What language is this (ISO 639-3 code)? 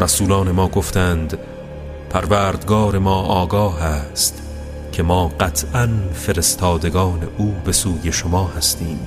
fas